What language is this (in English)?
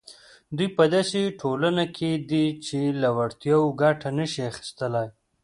Pashto